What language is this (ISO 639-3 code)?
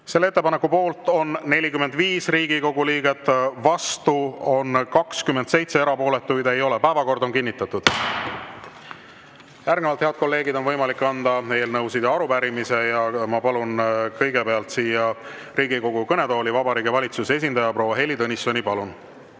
est